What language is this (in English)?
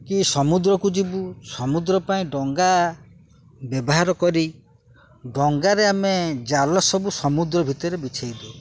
Odia